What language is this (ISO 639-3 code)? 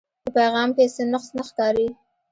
pus